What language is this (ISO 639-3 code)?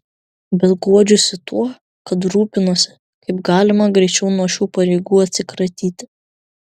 lit